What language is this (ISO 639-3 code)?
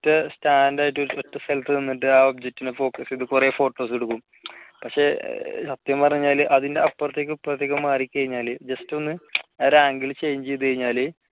mal